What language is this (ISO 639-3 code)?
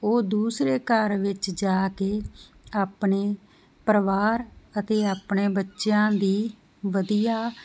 pan